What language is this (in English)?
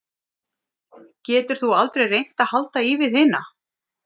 Icelandic